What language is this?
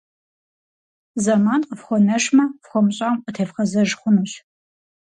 Kabardian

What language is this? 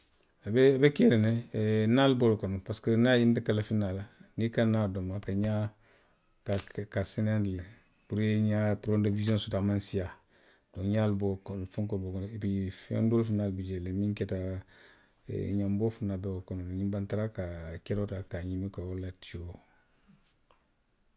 Western Maninkakan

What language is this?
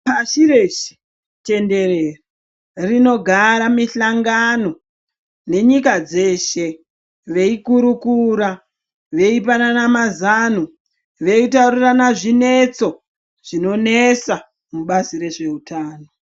Ndau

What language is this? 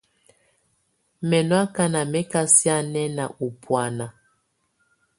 Tunen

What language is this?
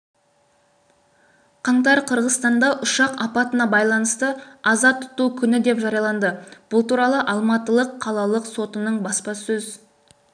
Kazakh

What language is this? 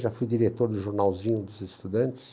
Portuguese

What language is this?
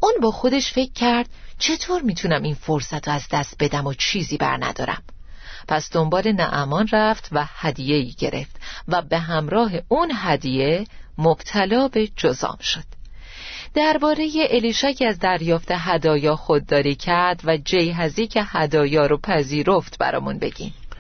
Persian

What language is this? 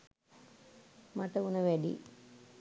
Sinhala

